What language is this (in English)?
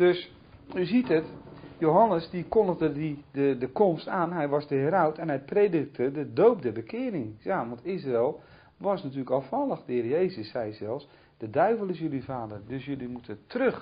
Dutch